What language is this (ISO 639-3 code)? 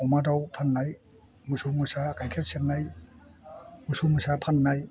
brx